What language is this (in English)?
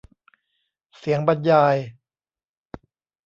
Thai